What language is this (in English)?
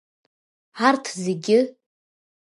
Abkhazian